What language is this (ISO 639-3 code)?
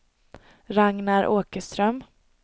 swe